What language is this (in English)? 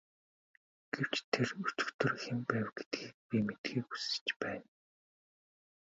Mongolian